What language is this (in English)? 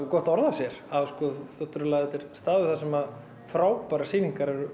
Icelandic